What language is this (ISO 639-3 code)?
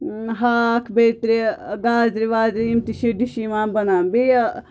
kas